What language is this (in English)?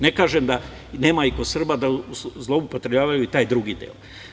Serbian